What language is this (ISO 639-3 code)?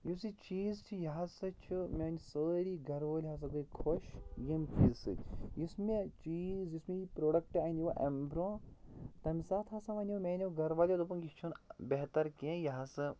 kas